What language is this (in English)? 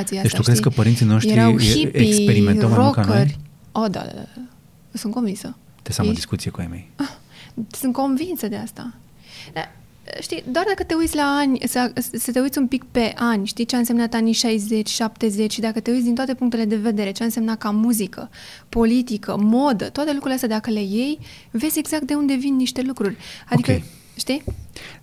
Romanian